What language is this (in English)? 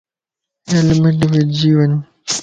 Lasi